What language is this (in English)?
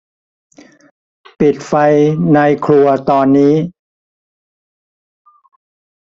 Thai